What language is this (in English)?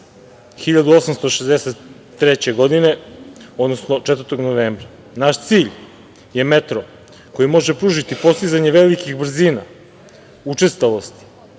Serbian